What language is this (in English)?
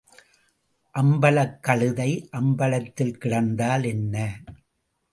Tamil